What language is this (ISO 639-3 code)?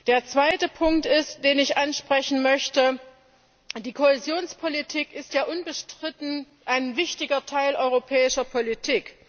deu